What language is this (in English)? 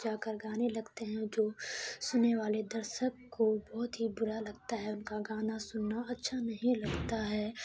Urdu